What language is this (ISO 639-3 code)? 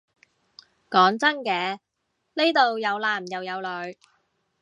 yue